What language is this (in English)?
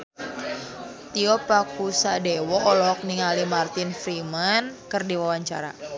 Sundanese